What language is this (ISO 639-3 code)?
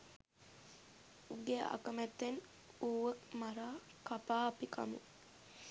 sin